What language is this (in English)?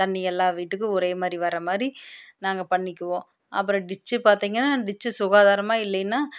Tamil